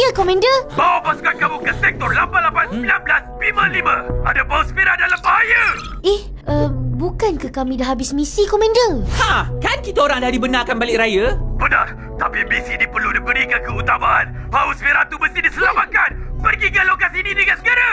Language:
Malay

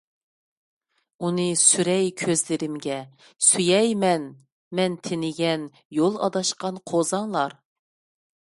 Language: Uyghur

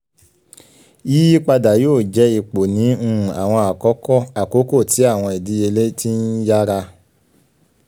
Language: Yoruba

